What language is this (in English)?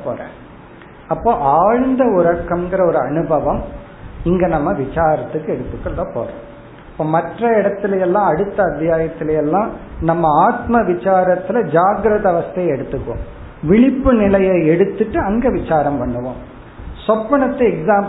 Tamil